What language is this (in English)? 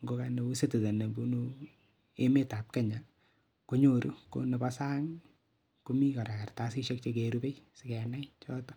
Kalenjin